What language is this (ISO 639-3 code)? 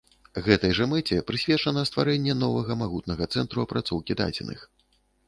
bel